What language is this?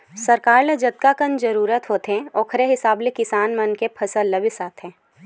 Chhattisgarhi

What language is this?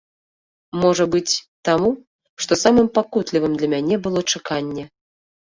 Belarusian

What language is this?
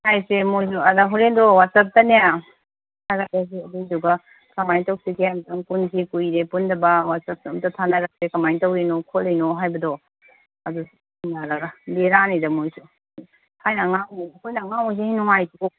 Manipuri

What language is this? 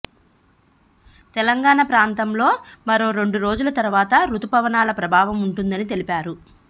Telugu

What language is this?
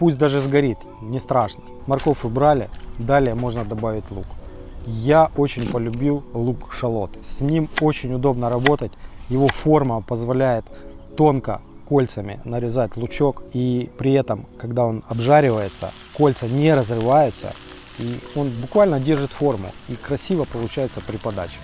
Russian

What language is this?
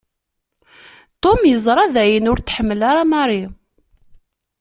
Kabyle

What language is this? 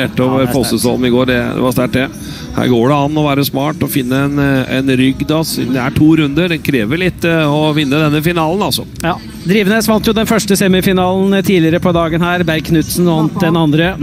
Norwegian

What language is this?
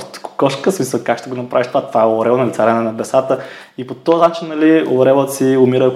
Bulgarian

